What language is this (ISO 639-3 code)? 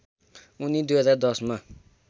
nep